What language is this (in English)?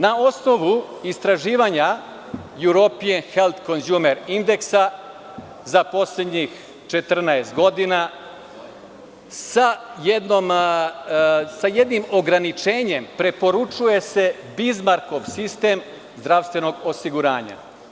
Serbian